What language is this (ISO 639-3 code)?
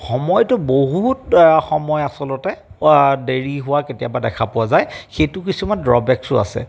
asm